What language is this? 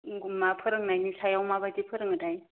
Bodo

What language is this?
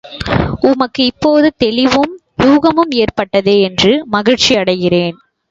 Tamil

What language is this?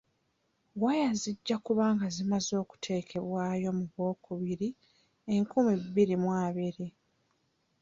Ganda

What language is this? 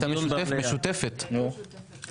Hebrew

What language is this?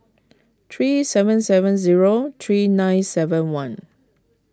English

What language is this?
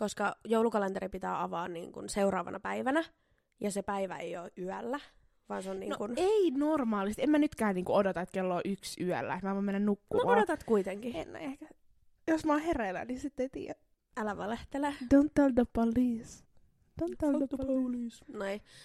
Finnish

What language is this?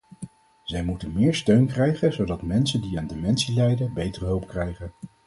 Dutch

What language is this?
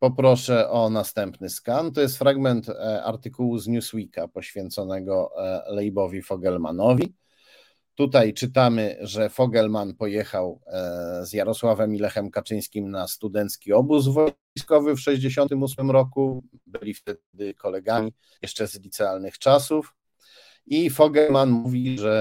Polish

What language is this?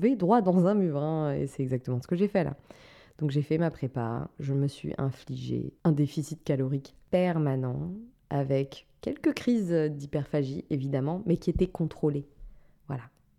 French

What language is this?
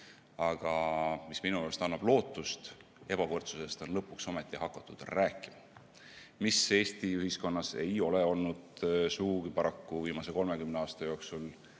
Estonian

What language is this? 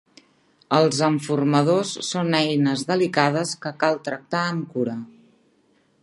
Catalan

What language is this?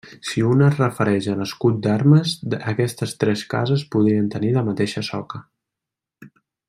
Catalan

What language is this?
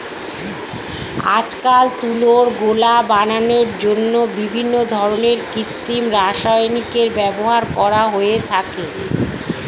Bangla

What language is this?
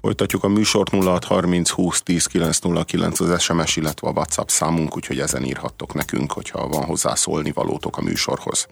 Hungarian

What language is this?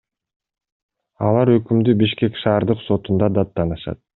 Kyrgyz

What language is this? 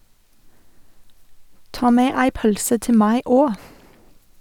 Norwegian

